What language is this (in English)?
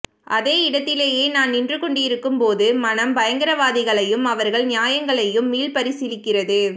Tamil